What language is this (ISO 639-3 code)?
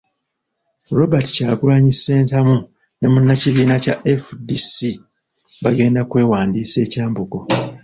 lug